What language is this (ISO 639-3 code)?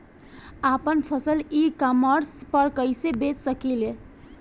bho